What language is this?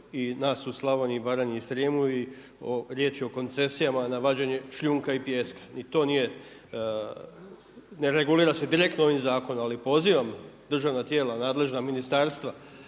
Croatian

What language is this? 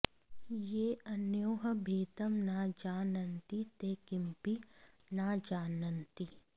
Sanskrit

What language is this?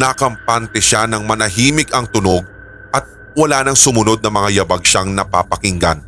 Filipino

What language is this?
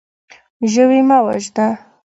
Pashto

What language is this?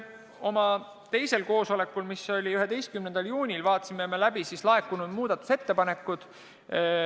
Estonian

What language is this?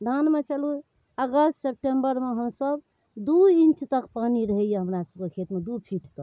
Maithili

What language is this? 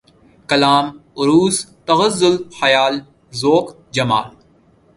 Urdu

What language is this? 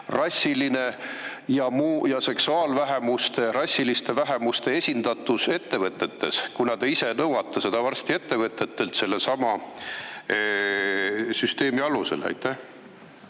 Estonian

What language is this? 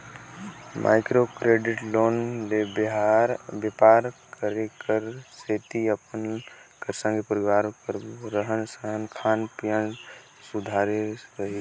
Chhattisgarhi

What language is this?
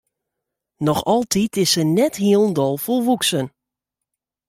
Western Frisian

